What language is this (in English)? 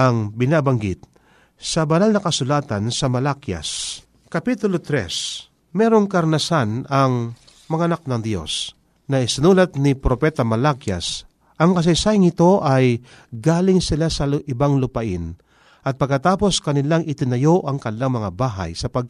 Filipino